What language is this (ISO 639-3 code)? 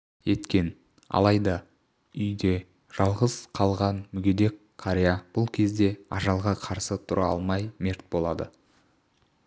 kaz